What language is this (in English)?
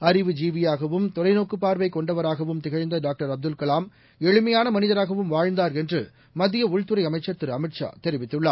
Tamil